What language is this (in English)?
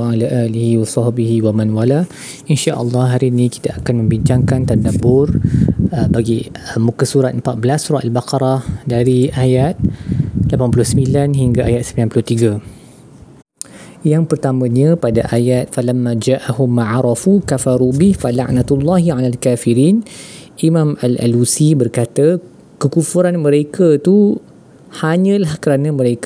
Malay